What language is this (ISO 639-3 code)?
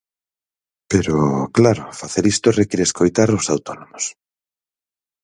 glg